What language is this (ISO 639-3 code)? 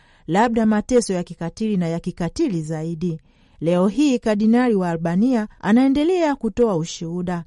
swa